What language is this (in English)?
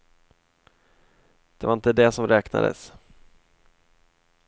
Swedish